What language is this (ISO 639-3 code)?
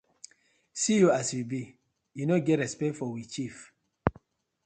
pcm